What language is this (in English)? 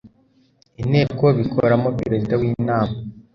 Kinyarwanda